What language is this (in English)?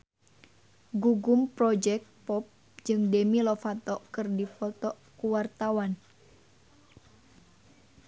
Sundanese